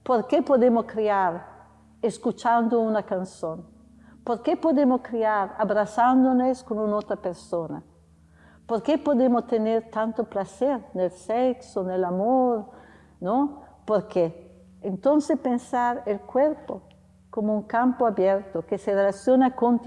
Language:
Spanish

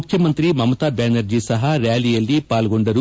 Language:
Kannada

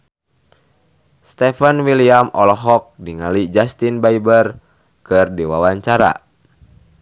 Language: Sundanese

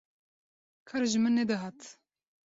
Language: Kurdish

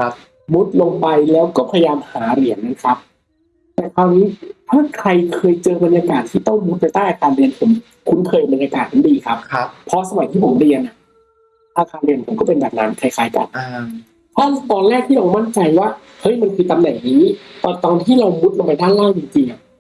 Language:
Thai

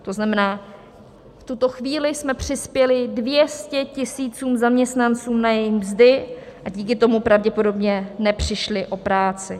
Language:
Czech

